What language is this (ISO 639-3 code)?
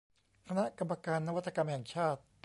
tha